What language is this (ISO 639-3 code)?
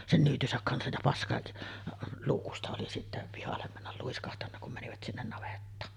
fin